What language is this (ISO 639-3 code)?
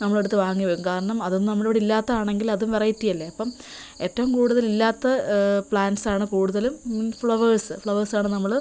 mal